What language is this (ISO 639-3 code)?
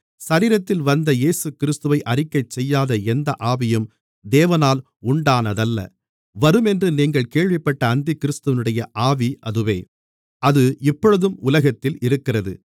tam